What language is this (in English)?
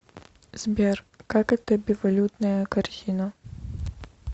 Russian